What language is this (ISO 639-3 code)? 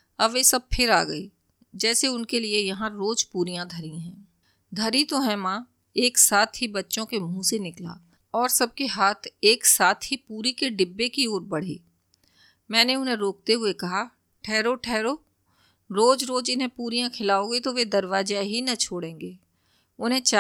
hin